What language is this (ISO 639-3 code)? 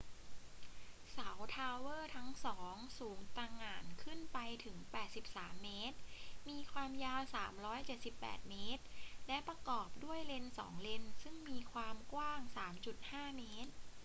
tha